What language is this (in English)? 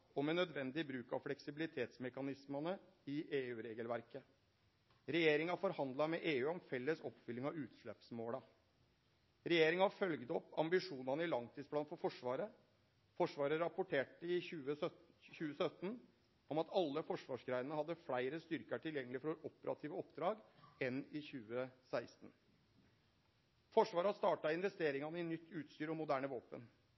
Norwegian Nynorsk